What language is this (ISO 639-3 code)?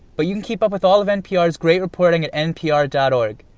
eng